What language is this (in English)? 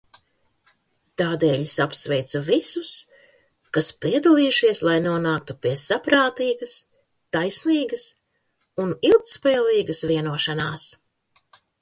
Latvian